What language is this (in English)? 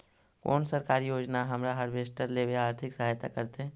Magahi